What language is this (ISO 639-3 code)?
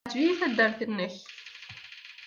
kab